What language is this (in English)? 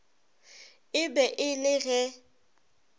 Northern Sotho